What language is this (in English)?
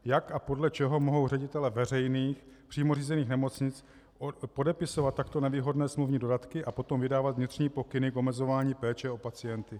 Czech